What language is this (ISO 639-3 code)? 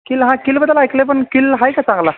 mar